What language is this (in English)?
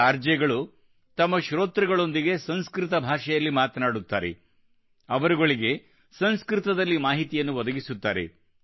Kannada